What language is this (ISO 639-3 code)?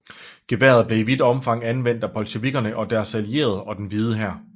dan